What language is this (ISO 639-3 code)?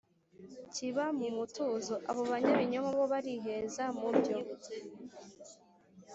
kin